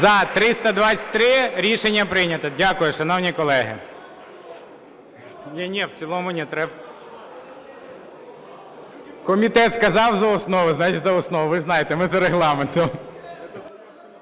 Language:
Ukrainian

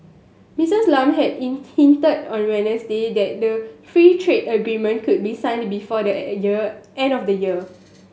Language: English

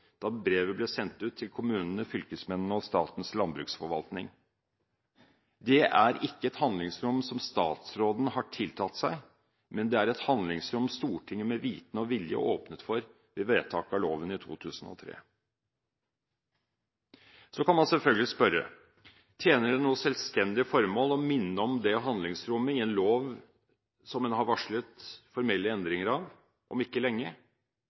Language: Norwegian Bokmål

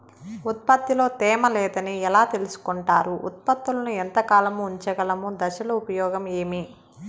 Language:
Telugu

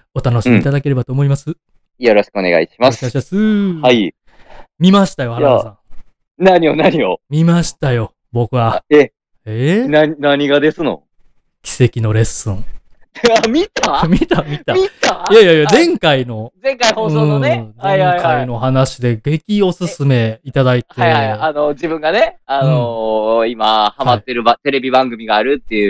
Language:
Japanese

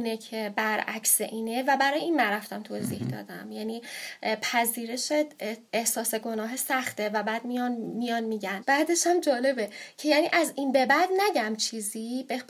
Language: Persian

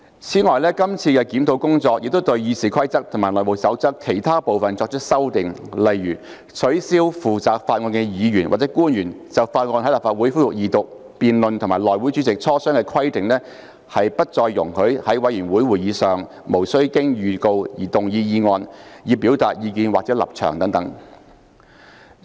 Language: Cantonese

